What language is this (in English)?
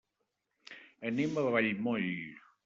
Catalan